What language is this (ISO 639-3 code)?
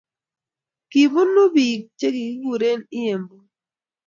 kln